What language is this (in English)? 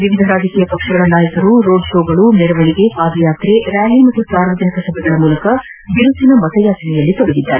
Kannada